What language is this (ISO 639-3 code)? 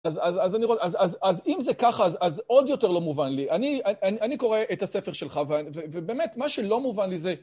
heb